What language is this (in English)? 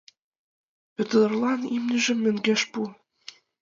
Mari